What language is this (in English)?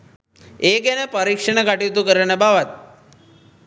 Sinhala